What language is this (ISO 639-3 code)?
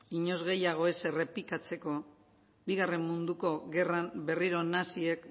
eus